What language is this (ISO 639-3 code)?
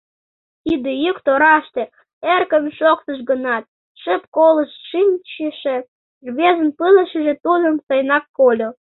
chm